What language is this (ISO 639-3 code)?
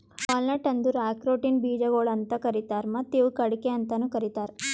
kan